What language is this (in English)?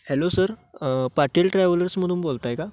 Marathi